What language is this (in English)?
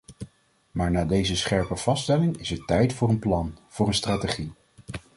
Dutch